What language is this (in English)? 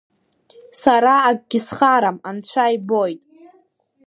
Abkhazian